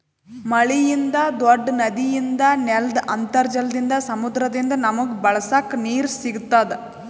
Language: Kannada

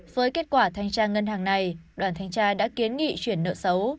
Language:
Vietnamese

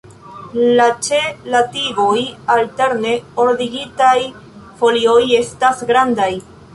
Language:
Esperanto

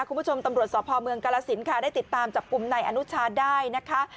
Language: Thai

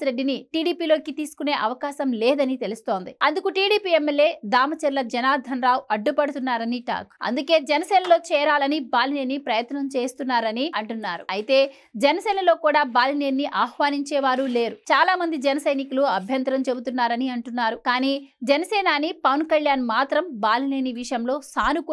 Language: Telugu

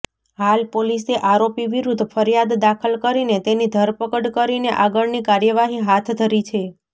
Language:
Gujarati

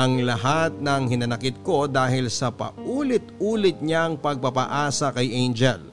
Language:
Filipino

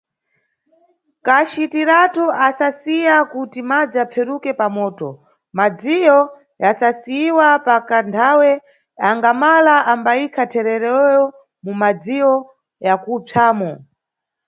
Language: Nyungwe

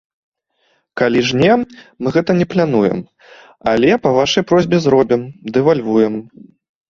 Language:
Belarusian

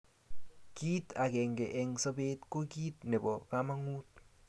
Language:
Kalenjin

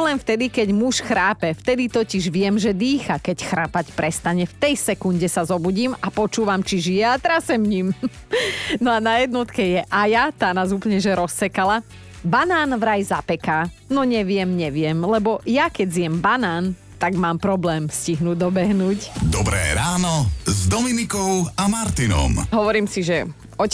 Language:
Slovak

